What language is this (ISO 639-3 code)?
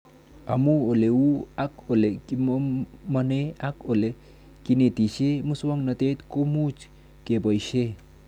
kln